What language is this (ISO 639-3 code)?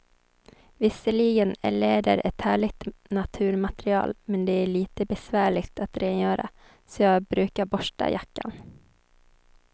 swe